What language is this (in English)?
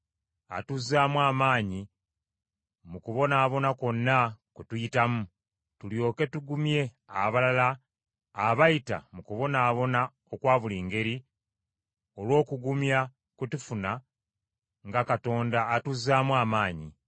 Ganda